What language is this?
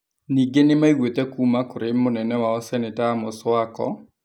Kikuyu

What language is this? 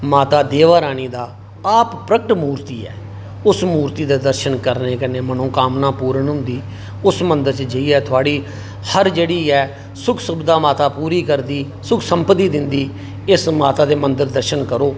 Dogri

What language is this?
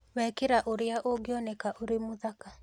Kikuyu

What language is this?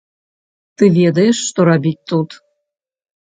Belarusian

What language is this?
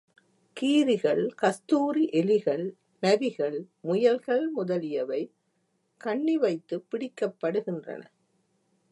Tamil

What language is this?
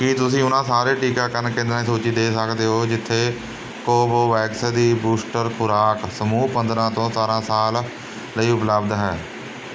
Punjabi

